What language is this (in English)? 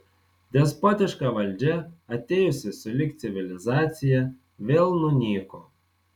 Lithuanian